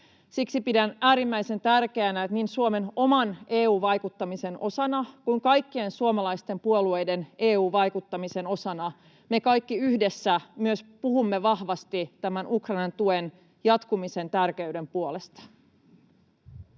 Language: Finnish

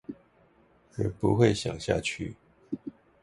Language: Chinese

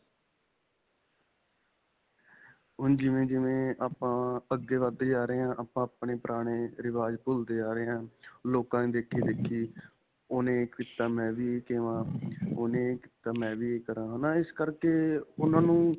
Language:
Punjabi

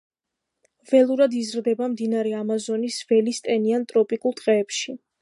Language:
Georgian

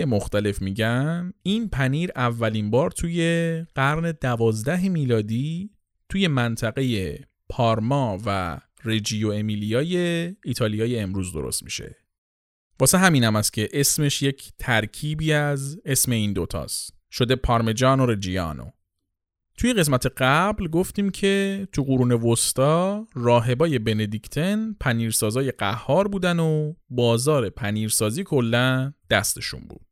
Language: Persian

